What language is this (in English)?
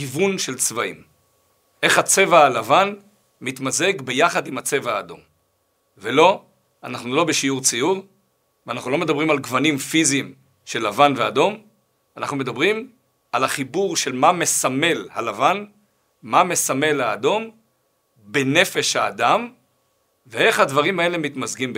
Hebrew